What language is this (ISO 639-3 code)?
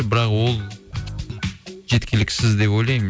kaz